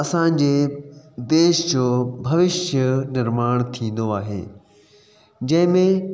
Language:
Sindhi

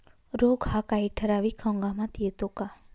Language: Marathi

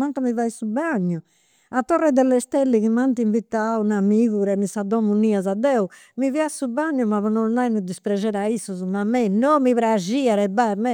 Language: Campidanese Sardinian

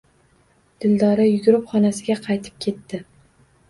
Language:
Uzbek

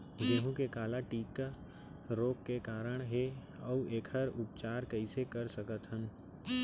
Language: Chhattisgarhi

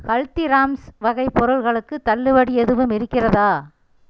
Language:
Tamil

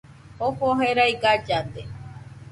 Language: Nüpode Huitoto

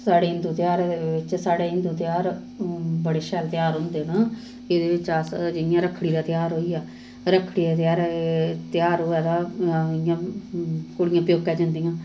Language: Dogri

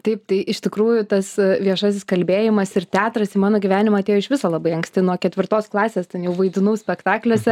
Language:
Lithuanian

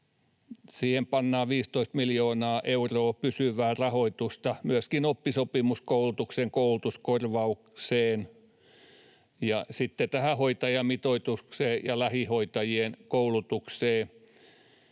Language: Finnish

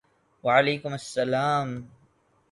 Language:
Urdu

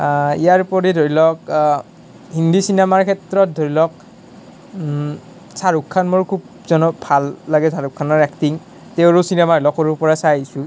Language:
Assamese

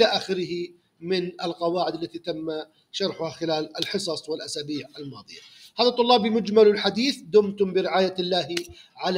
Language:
Arabic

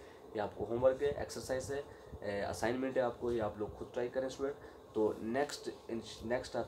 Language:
Hindi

